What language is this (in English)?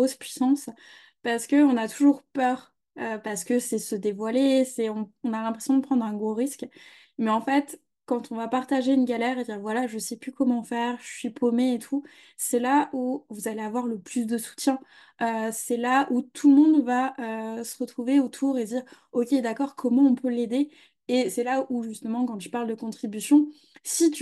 French